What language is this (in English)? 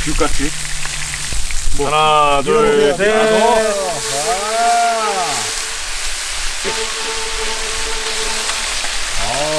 Korean